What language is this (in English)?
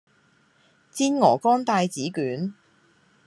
Cantonese